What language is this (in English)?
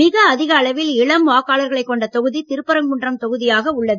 Tamil